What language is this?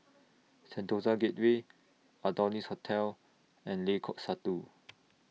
English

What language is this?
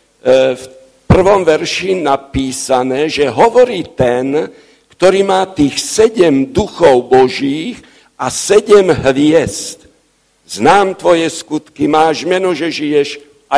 Slovak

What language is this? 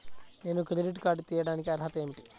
Telugu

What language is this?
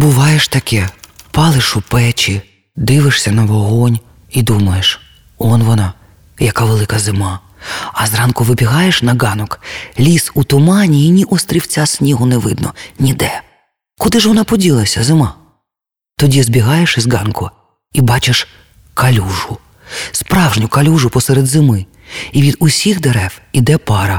Ukrainian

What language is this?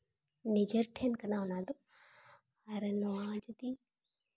Santali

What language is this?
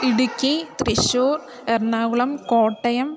Sanskrit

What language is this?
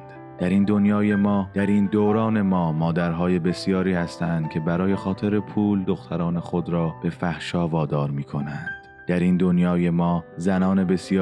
Persian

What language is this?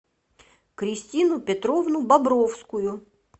Russian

